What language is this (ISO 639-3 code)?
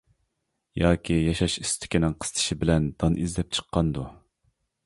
uig